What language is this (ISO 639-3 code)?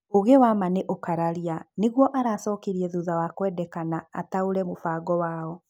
kik